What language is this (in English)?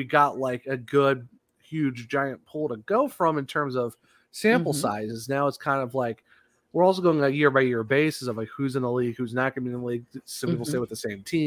English